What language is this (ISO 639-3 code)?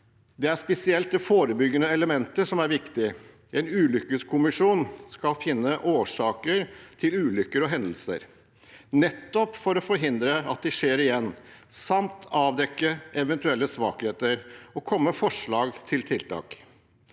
nor